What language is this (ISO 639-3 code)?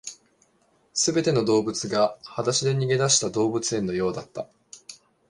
jpn